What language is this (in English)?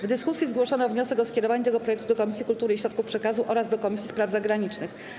Polish